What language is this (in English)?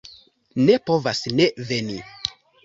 Esperanto